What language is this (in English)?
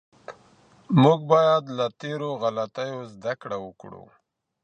Pashto